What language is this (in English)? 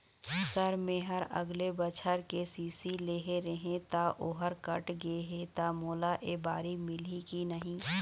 Chhattisgarhi